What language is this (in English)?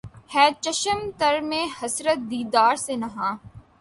Urdu